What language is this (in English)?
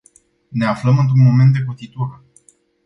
Romanian